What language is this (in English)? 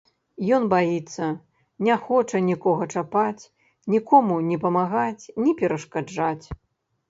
Belarusian